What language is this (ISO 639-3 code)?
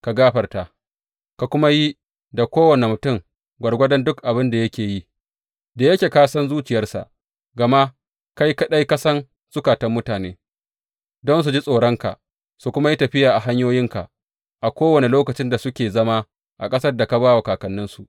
hau